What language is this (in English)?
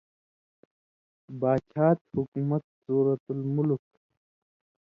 Indus Kohistani